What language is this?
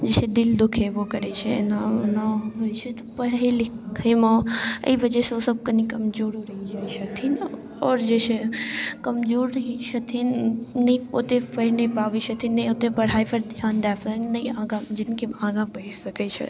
Maithili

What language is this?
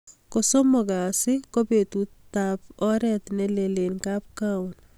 Kalenjin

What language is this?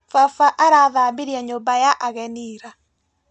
Kikuyu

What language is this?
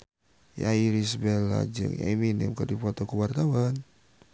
Sundanese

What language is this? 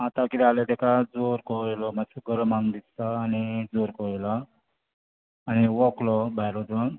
Konkani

